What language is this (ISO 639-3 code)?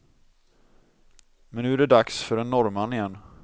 swe